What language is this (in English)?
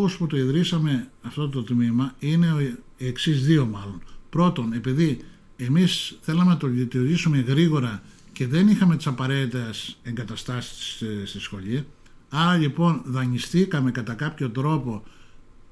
Greek